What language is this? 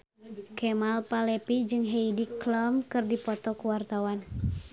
Sundanese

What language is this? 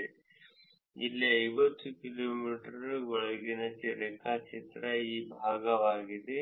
Kannada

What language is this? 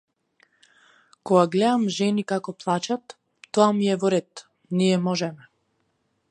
Macedonian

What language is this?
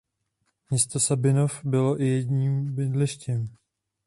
Czech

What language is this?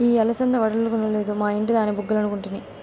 Telugu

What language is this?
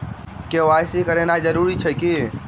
Maithili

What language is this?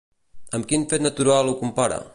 Catalan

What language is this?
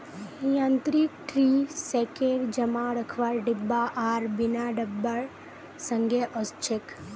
Magahi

